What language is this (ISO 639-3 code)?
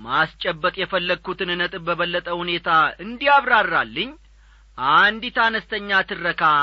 amh